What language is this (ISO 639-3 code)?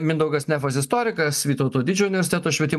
lit